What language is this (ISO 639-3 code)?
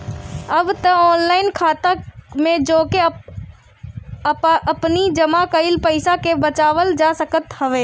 bho